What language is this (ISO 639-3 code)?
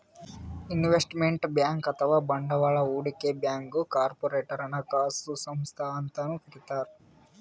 kan